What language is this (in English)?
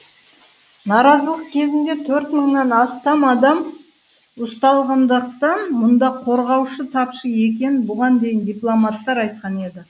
Kazakh